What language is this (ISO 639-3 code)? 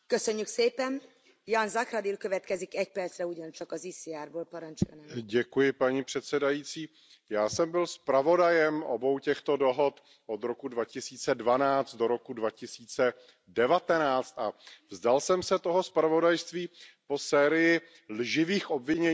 ces